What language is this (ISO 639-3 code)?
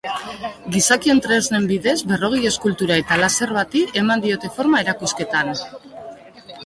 eus